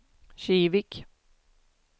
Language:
Swedish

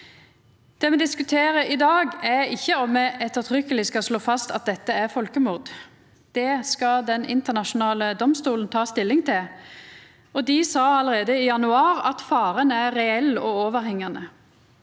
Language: Norwegian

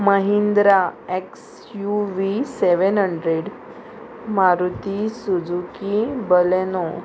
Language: Konkani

